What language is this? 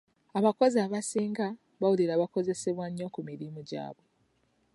Ganda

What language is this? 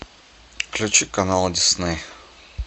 Russian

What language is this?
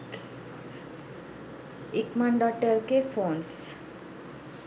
Sinhala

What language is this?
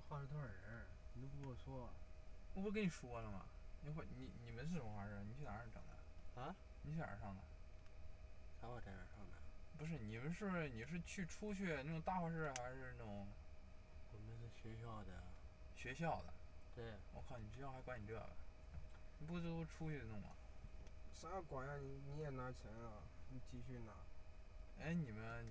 Chinese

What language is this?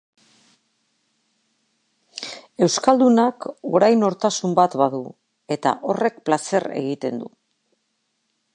Basque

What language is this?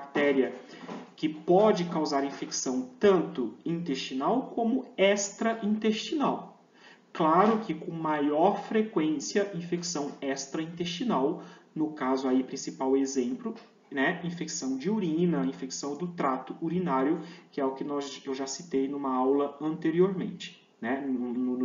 Portuguese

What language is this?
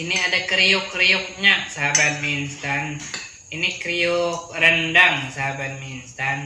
Indonesian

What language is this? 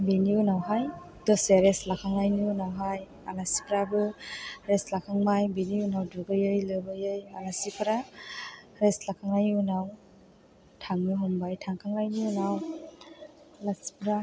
Bodo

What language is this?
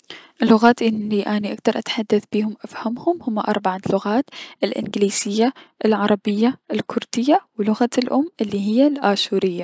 Mesopotamian Arabic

